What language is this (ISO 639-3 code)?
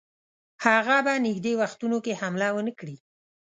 pus